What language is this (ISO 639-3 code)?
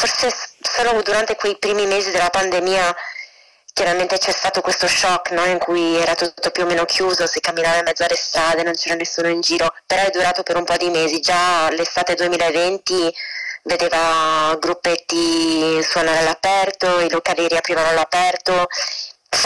ita